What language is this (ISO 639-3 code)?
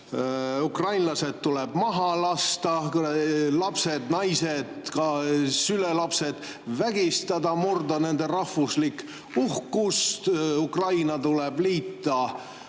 est